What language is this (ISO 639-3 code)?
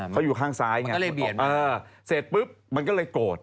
tha